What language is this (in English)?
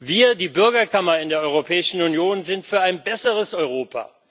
German